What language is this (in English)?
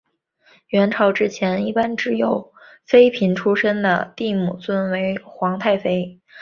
Chinese